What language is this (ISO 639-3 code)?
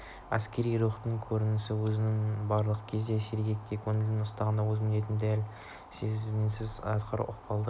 kaz